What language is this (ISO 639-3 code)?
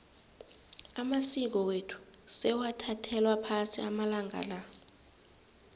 nbl